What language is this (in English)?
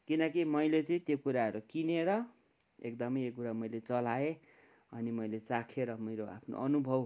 Nepali